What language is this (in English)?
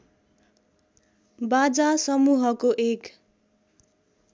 Nepali